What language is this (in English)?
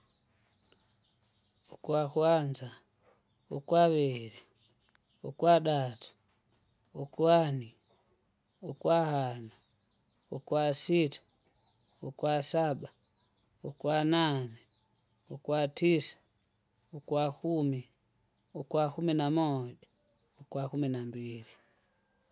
Kinga